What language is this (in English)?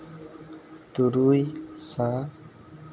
Santali